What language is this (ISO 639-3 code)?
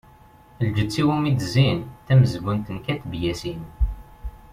kab